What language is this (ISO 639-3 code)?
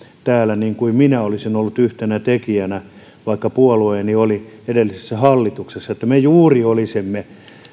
fin